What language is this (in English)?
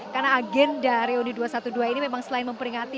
Indonesian